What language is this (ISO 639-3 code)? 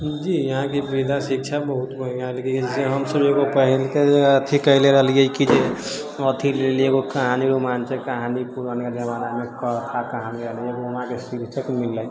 mai